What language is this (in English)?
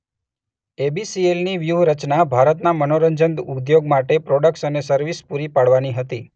Gujarati